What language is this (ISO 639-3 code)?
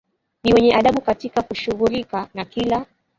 swa